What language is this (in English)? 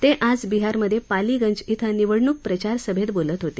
Marathi